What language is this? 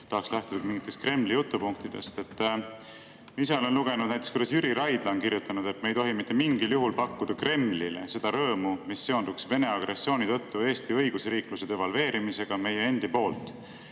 Estonian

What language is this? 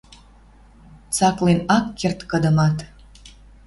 Western Mari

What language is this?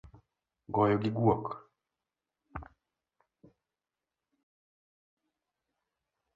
Luo (Kenya and Tanzania)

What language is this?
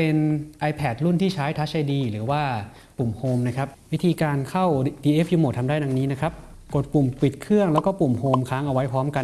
Thai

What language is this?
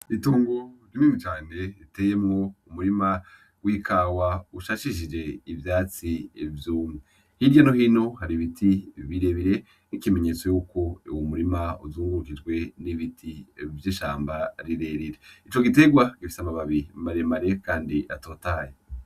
Rundi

